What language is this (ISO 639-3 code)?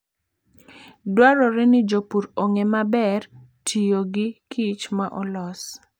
luo